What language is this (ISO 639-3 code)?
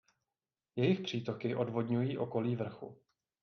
ces